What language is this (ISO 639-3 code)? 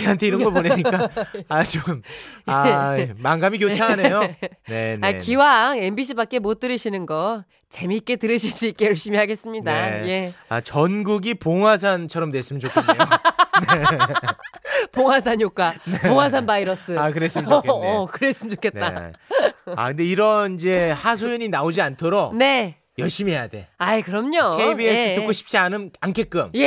kor